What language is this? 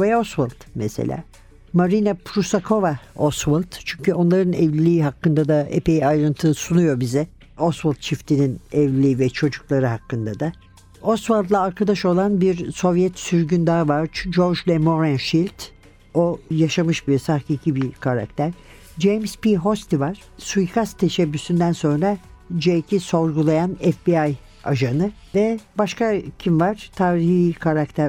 Turkish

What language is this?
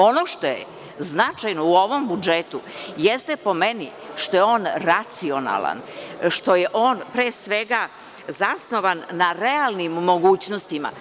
Serbian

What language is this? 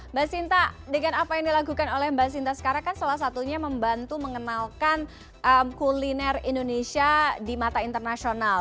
Indonesian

